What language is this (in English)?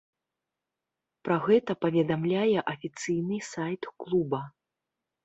Belarusian